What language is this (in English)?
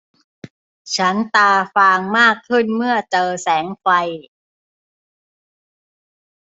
Thai